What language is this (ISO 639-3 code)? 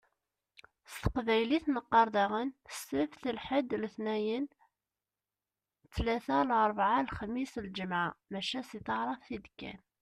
kab